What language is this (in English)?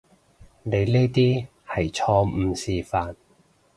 Cantonese